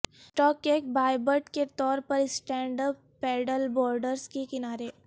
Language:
Urdu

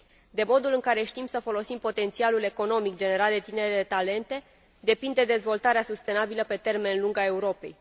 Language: Romanian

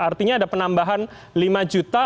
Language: Indonesian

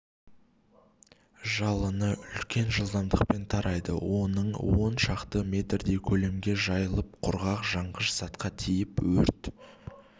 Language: Kazakh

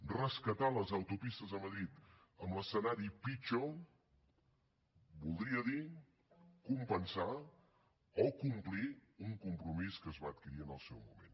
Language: Catalan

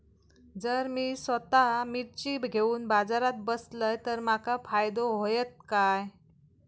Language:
Marathi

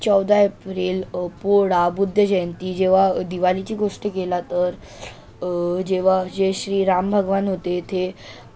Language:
Marathi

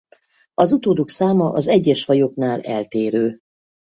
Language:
Hungarian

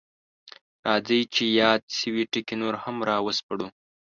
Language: Pashto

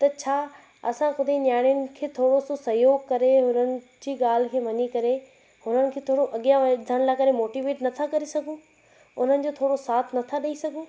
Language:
Sindhi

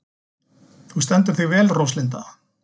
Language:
Icelandic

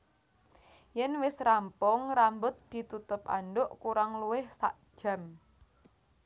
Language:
Javanese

